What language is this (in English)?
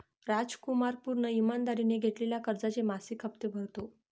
Marathi